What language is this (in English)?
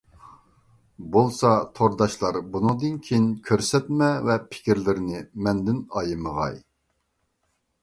Uyghur